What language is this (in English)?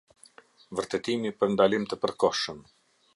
Albanian